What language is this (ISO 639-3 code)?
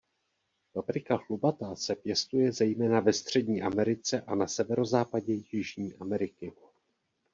ces